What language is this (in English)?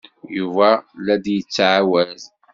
Kabyle